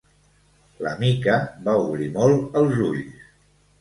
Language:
Catalan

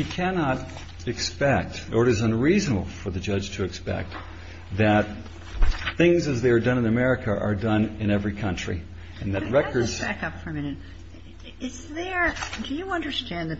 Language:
English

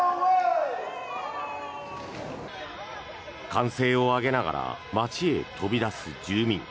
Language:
Japanese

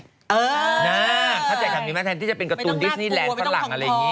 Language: Thai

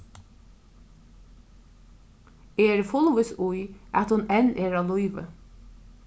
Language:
Faroese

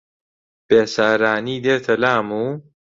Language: Central Kurdish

